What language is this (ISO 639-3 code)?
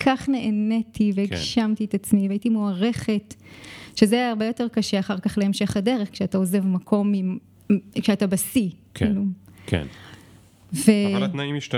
heb